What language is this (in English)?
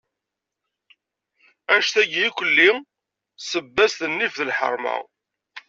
Kabyle